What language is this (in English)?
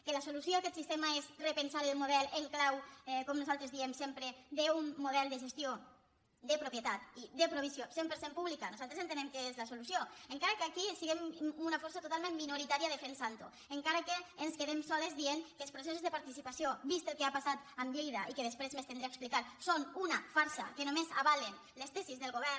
Catalan